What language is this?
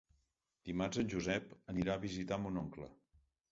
Catalan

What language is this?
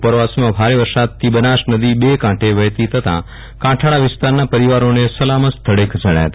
Gujarati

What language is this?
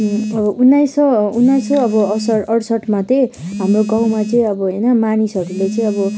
Nepali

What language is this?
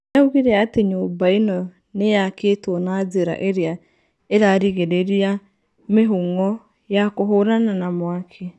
Kikuyu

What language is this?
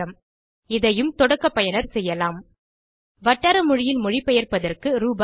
Tamil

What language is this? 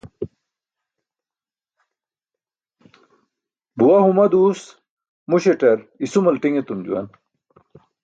Burushaski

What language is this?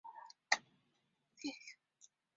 Chinese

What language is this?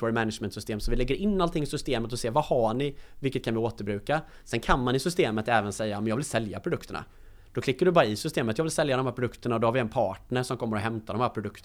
Swedish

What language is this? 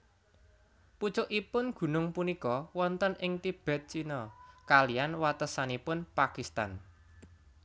Javanese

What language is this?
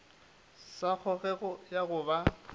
Northern Sotho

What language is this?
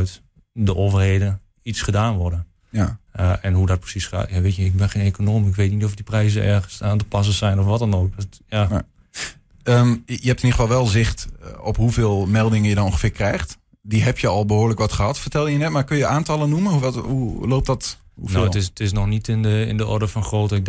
Dutch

